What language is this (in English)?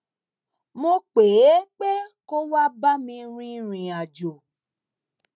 Yoruba